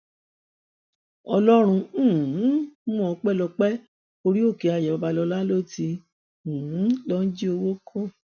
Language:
Yoruba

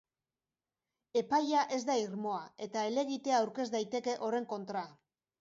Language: Basque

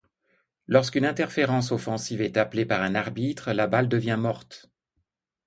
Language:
French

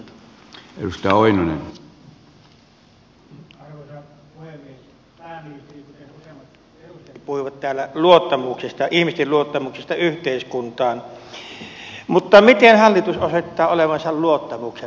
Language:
Finnish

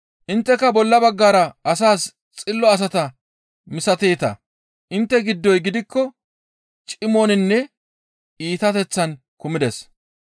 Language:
Gamo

